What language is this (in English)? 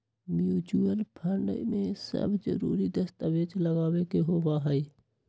Magahi